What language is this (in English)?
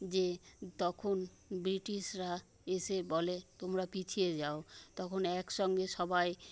Bangla